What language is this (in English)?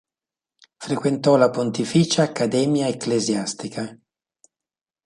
Italian